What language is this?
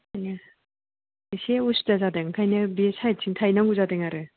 Bodo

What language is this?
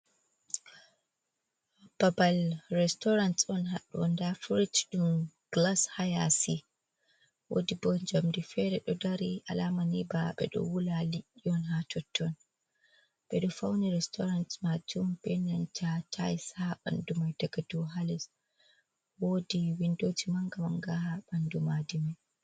Fula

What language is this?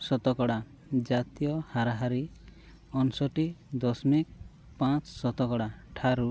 Odia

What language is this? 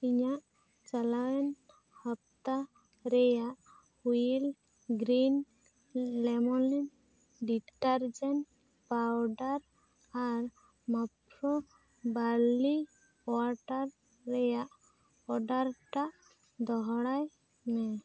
Santali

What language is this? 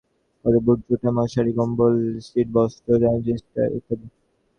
Bangla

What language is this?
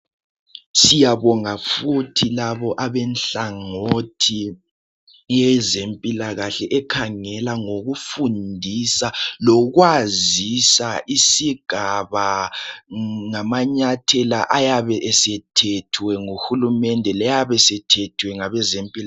North Ndebele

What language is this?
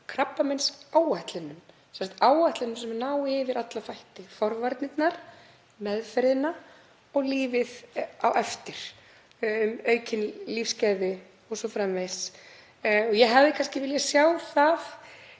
Icelandic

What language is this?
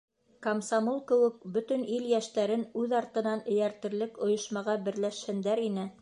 Bashkir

